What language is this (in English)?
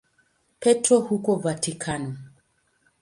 Swahili